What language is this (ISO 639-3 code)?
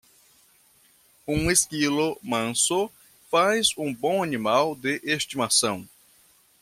por